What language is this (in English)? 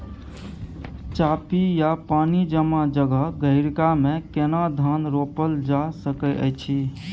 Maithili